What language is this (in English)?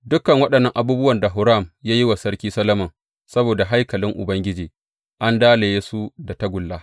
Hausa